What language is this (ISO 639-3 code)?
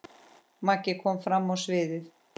isl